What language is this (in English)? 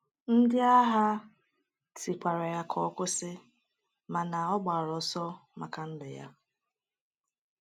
Igbo